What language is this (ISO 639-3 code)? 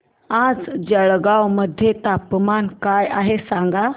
mar